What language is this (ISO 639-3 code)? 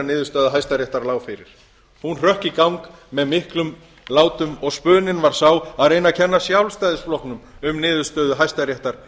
isl